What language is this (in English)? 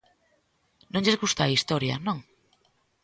Galician